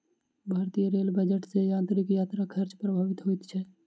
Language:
Maithili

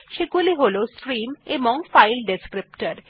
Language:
Bangla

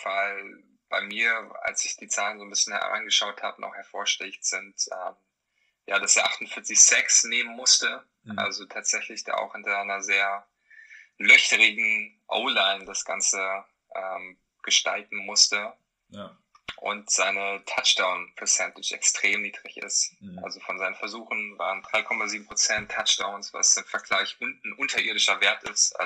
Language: German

